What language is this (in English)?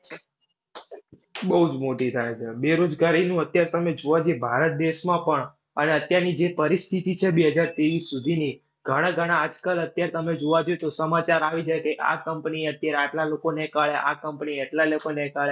Gujarati